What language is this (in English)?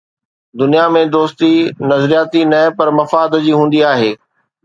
Sindhi